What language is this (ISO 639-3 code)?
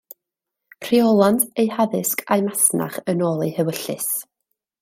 cym